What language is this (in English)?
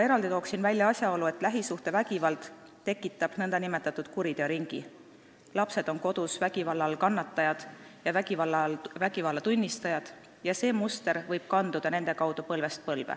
Estonian